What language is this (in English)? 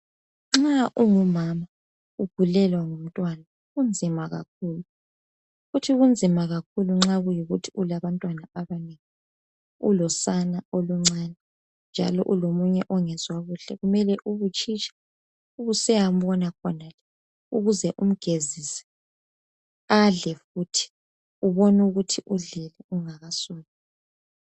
North Ndebele